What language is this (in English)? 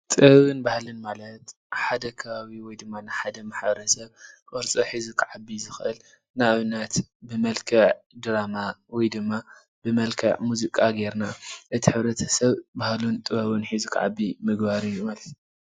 Tigrinya